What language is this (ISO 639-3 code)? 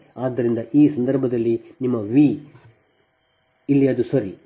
kan